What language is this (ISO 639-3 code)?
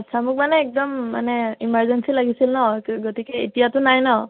asm